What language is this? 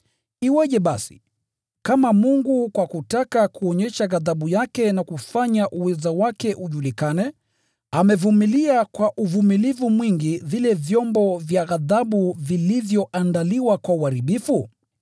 Swahili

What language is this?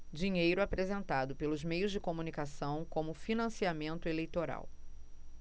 Portuguese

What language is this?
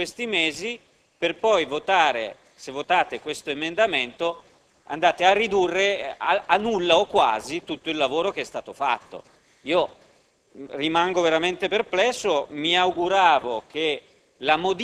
Italian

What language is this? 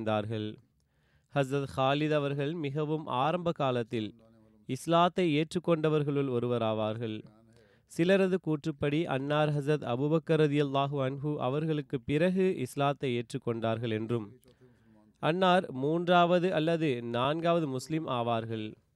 Tamil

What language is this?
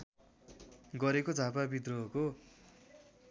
Nepali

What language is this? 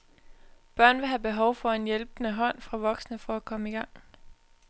Danish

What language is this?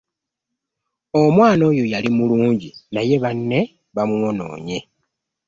Ganda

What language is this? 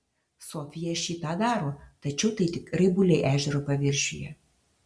Lithuanian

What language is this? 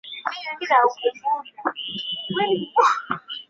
Swahili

